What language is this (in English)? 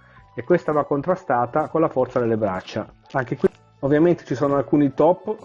Italian